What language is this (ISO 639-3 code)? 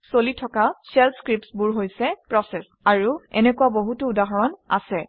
asm